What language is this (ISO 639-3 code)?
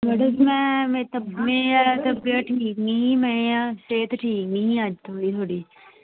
doi